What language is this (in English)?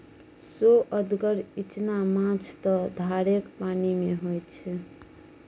Maithili